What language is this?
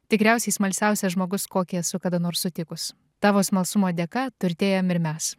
Lithuanian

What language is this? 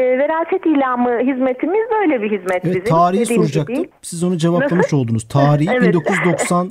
Turkish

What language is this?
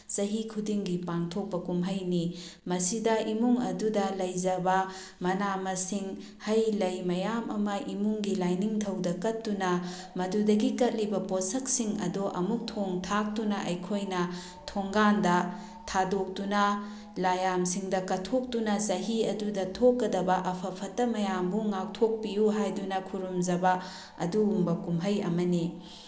Manipuri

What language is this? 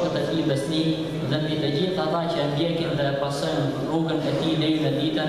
Arabic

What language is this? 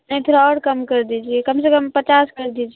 Urdu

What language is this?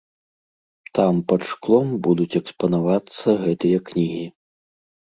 Belarusian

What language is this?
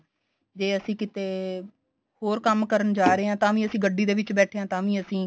Punjabi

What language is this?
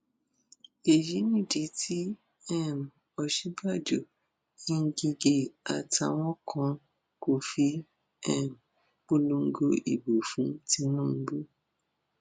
Yoruba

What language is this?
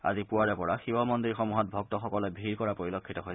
Assamese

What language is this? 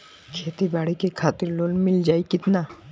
Bhojpuri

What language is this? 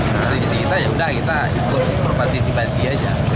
Indonesian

